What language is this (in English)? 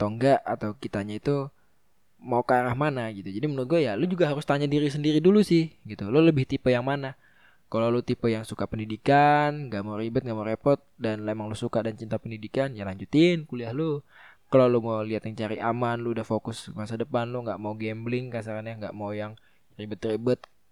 Indonesian